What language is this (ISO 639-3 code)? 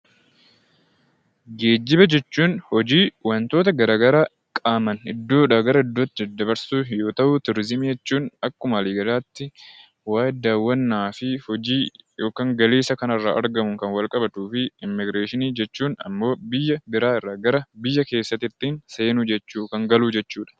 orm